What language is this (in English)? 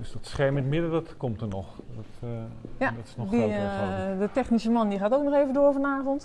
Dutch